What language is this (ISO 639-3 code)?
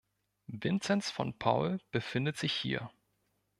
deu